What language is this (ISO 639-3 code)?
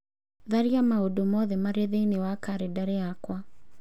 kik